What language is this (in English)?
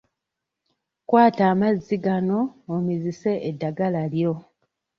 Ganda